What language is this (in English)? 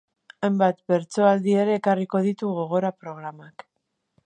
Basque